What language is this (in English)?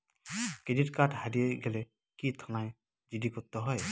Bangla